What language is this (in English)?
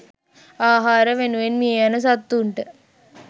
Sinhala